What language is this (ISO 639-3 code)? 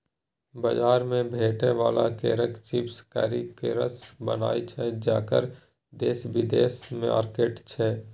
mai